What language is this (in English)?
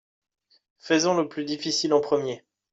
French